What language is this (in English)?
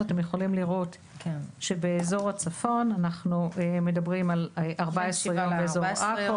Hebrew